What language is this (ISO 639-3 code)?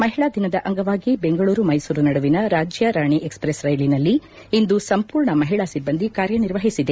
kan